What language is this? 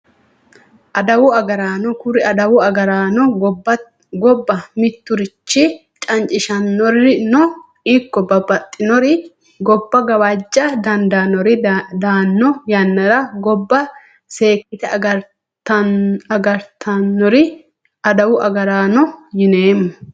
Sidamo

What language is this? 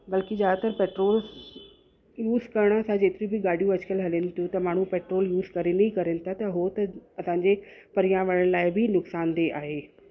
Sindhi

